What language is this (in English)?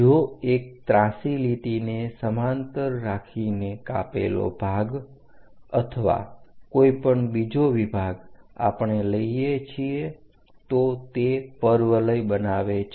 Gujarati